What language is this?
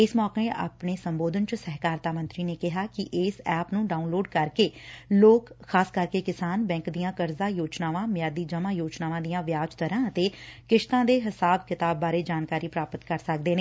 Punjabi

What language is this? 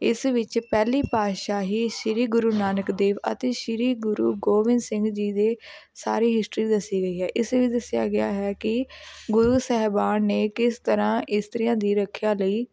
Punjabi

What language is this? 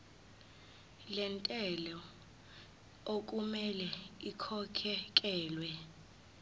Zulu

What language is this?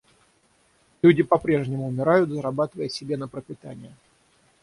Russian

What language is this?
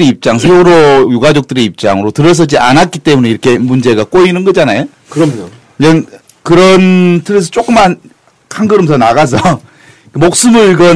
Korean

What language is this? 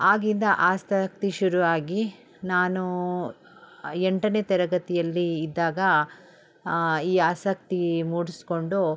Kannada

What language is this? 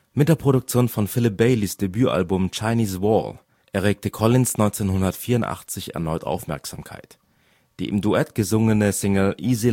German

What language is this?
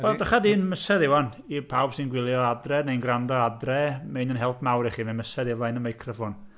Welsh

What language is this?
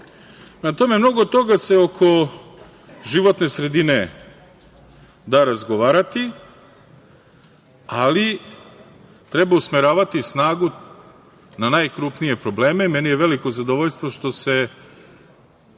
Serbian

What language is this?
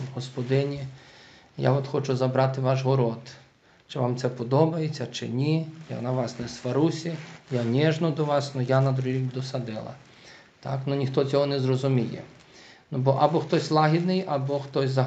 Ukrainian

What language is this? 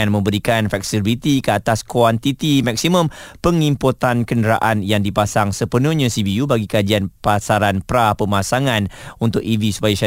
Malay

